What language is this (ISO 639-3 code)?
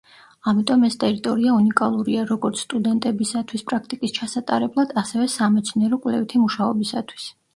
kat